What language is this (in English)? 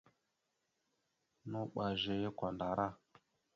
Mada (Cameroon)